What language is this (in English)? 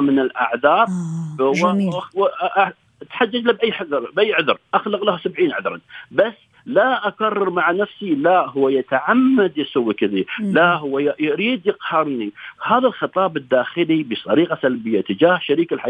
Arabic